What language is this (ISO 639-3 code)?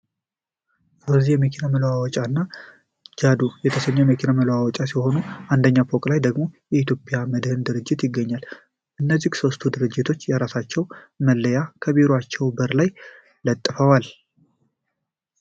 amh